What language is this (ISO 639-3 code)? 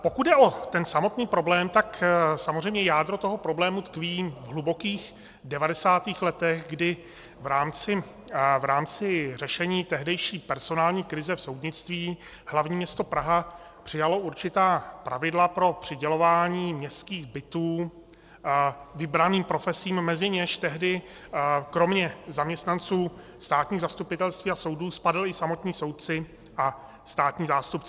ces